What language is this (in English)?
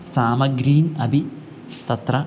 Sanskrit